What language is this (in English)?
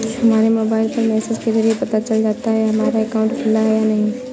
Hindi